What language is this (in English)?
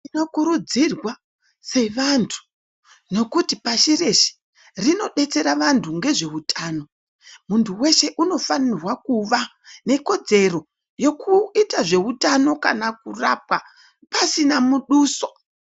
Ndau